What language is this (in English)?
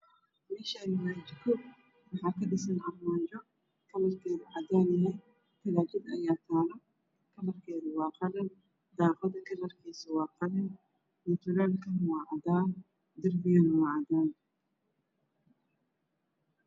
Somali